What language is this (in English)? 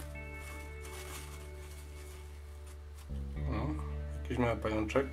Polish